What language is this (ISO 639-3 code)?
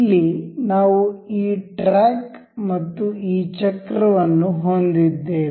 kan